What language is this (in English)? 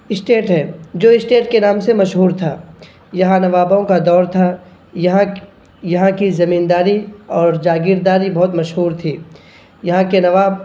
Urdu